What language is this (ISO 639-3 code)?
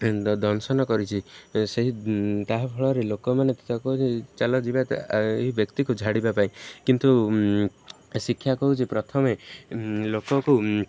ori